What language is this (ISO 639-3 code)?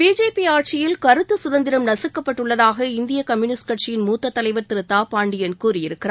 tam